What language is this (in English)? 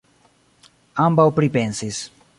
Esperanto